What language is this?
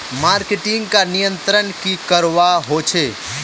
Magahi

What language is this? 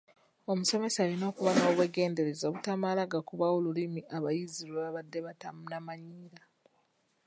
Ganda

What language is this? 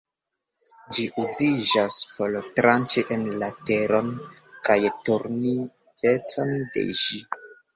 Esperanto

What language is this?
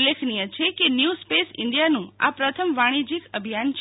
Gujarati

